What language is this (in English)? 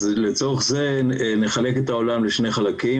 Hebrew